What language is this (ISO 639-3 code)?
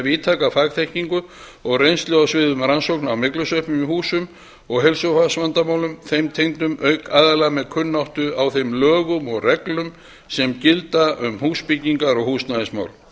isl